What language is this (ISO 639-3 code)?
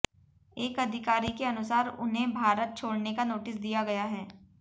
hin